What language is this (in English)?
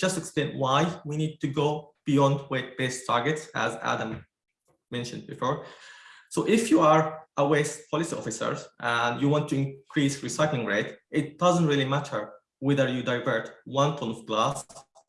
English